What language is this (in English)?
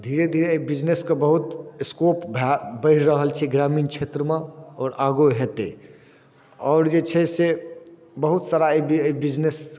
Maithili